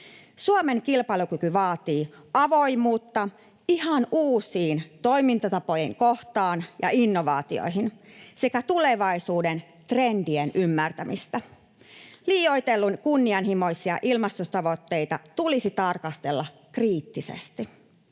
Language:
Finnish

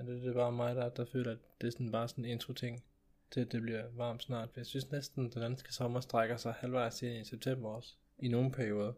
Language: Danish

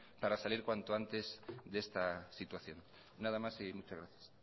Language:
Spanish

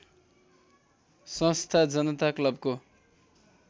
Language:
Nepali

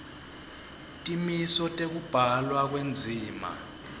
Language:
Swati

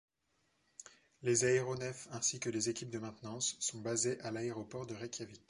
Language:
French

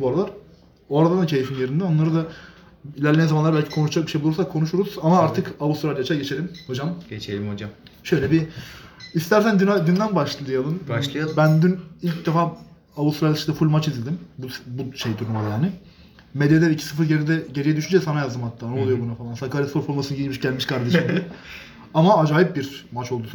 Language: Turkish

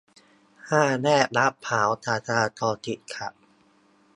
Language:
Thai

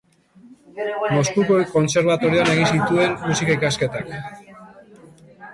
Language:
Basque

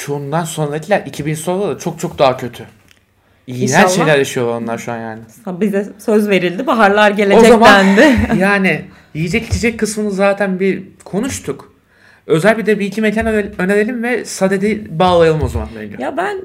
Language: Turkish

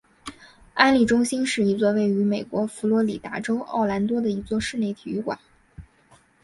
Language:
Chinese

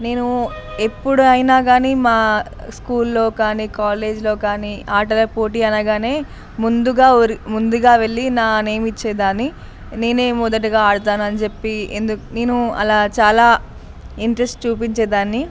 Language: Telugu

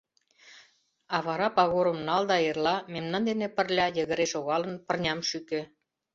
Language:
Mari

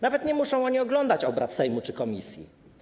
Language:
Polish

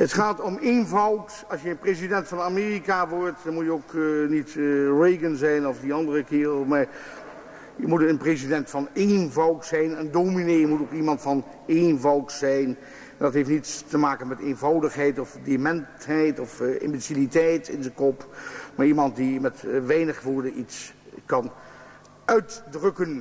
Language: Dutch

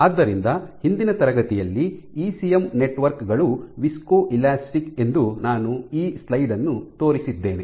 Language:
Kannada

